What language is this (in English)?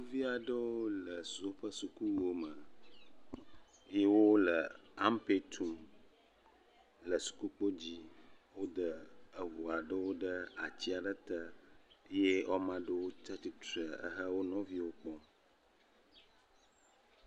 Ewe